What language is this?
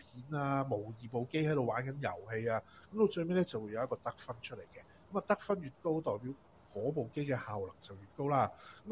Chinese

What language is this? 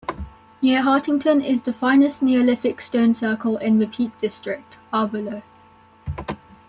English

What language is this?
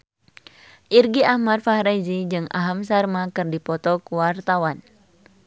Sundanese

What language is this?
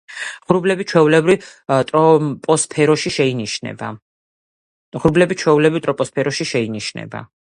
Georgian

